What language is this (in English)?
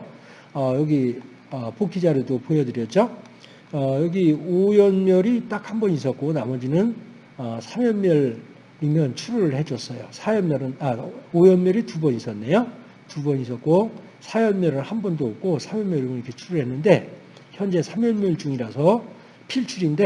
Korean